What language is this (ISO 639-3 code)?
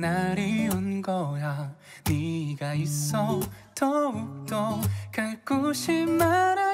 tha